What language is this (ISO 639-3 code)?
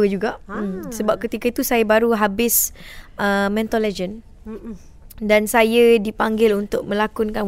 msa